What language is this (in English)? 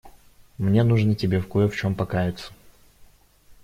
Russian